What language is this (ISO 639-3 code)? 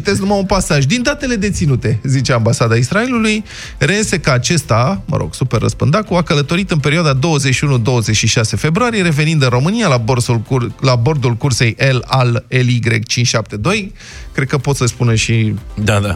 ron